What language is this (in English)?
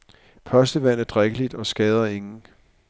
Danish